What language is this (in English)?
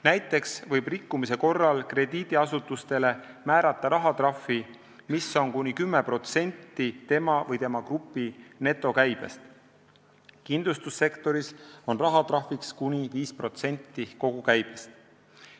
Estonian